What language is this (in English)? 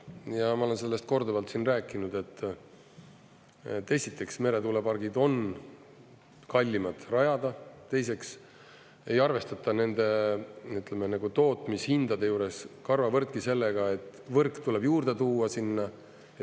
Estonian